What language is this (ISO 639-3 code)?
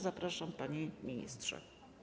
pol